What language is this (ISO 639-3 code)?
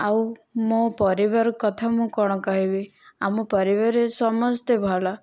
ori